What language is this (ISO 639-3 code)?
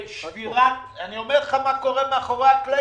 heb